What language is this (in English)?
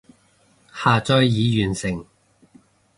Cantonese